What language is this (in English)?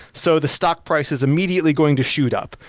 English